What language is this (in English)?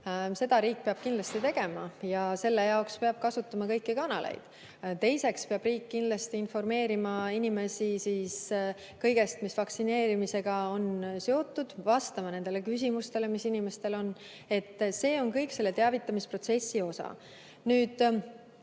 Estonian